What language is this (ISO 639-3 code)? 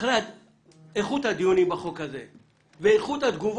heb